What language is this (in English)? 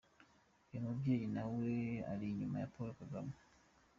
Kinyarwanda